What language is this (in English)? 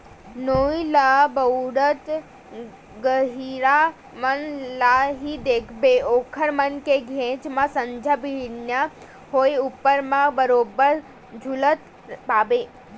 Chhattisgarhi